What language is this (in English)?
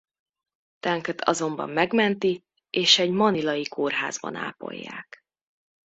Hungarian